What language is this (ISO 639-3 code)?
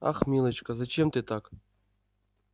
rus